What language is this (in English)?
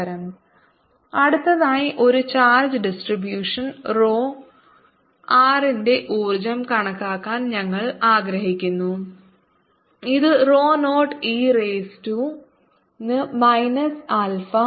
Malayalam